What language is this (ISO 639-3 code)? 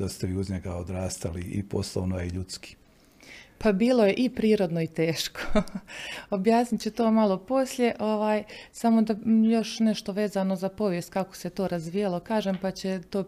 hrv